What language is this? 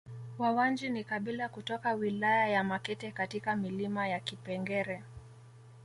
Swahili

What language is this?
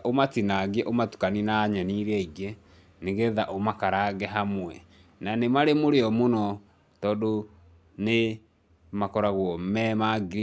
Kikuyu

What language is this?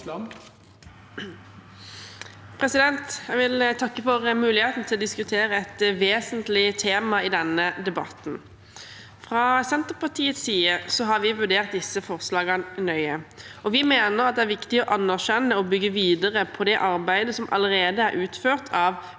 Norwegian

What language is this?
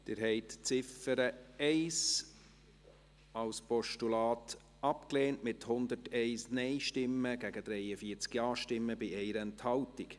Swiss German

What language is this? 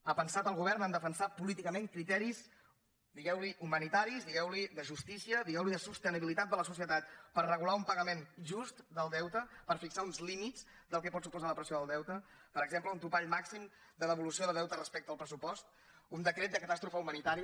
Catalan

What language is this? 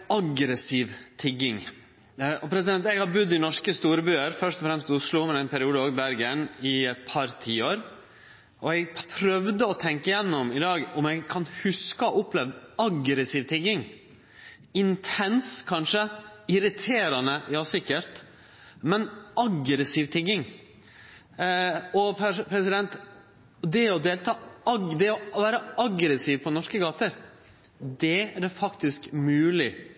Norwegian Nynorsk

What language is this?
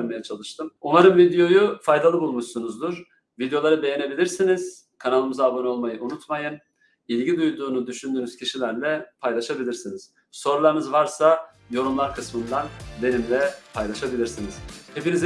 Turkish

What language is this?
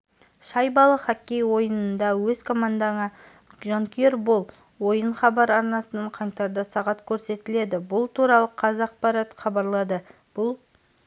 Kazakh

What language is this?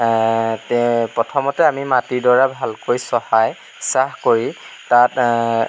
Assamese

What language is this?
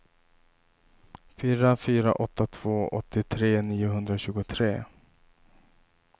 Swedish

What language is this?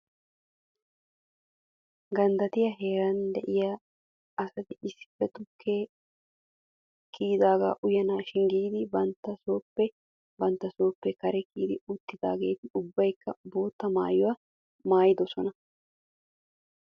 Wolaytta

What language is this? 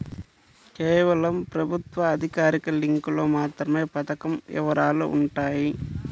Telugu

